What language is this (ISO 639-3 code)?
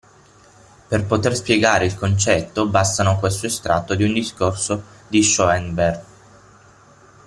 ita